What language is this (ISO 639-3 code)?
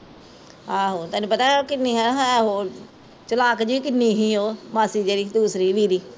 pan